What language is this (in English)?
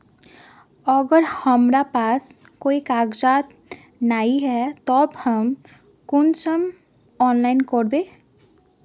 Magahi